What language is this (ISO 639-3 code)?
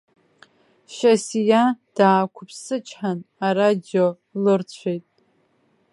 abk